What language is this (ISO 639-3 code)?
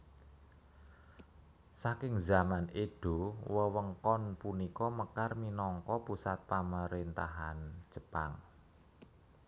jav